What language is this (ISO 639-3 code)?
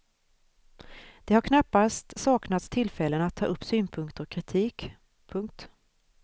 swe